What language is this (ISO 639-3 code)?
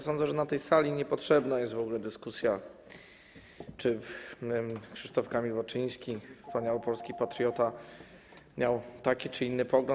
pol